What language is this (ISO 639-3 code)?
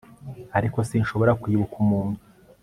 kin